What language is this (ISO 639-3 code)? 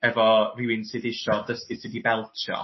cym